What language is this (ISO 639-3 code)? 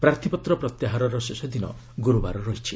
ori